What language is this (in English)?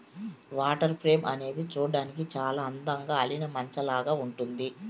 Telugu